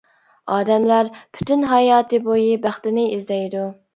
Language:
Uyghur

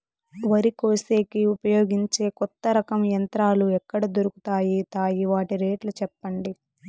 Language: Telugu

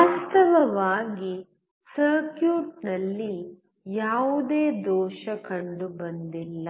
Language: Kannada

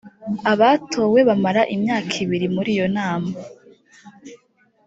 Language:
Kinyarwanda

